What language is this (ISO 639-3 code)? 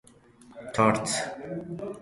fas